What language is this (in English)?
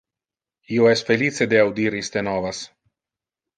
Interlingua